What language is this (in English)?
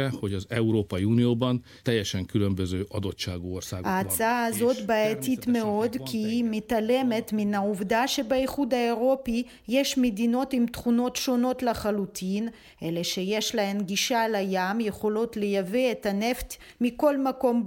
Hebrew